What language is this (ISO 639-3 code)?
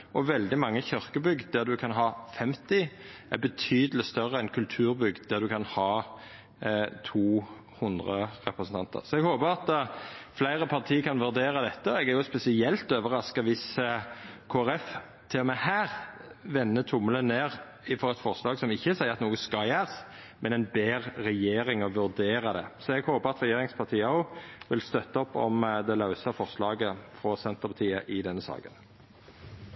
nno